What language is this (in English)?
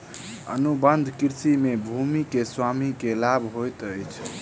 Maithili